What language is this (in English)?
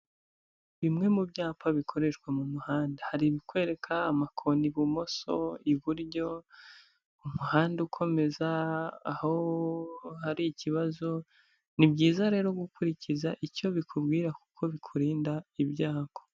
Kinyarwanda